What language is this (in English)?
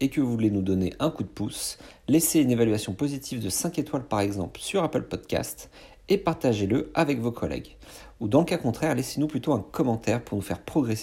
French